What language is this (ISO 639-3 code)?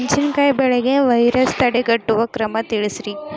kan